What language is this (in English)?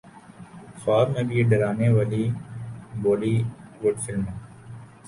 Urdu